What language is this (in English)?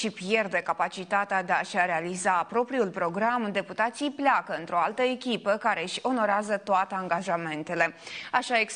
Romanian